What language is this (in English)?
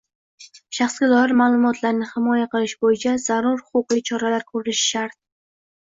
Uzbek